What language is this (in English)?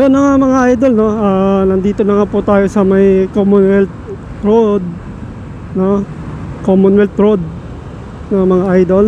Filipino